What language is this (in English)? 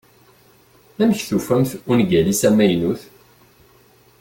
Kabyle